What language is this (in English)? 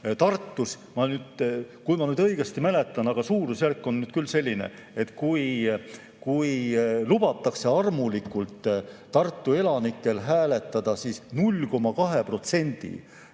Estonian